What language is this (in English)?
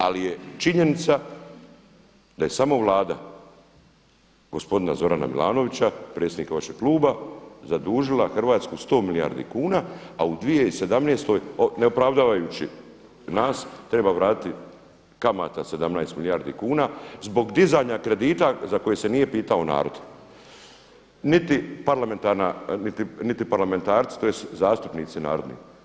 Croatian